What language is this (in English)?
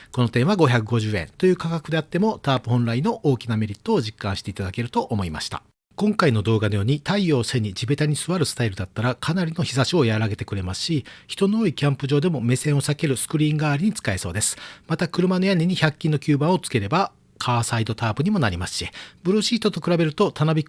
Japanese